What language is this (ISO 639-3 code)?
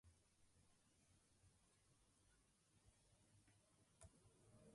slv